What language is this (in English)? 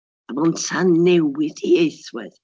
Welsh